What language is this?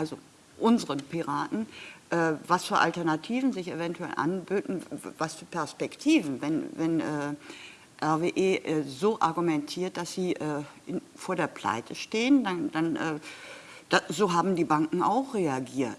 German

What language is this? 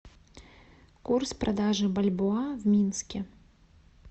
Russian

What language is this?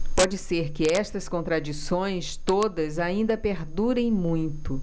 Portuguese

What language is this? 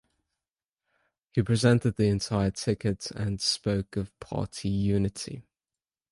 English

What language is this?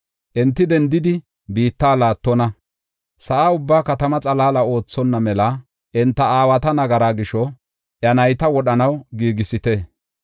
Gofa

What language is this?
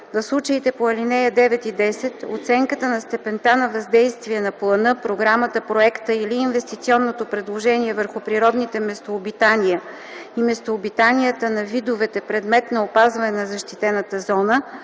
Bulgarian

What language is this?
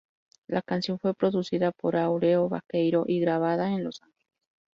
Spanish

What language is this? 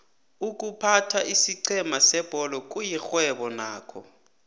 South Ndebele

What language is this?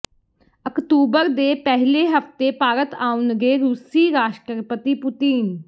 Punjabi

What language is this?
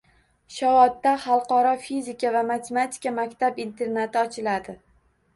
Uzbek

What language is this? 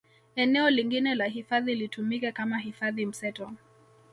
Swahili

